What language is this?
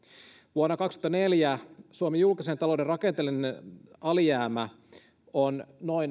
Finnish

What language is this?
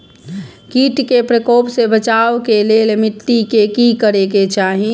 Maithili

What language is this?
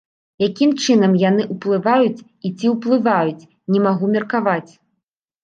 Belarusian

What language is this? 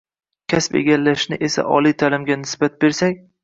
Uzbek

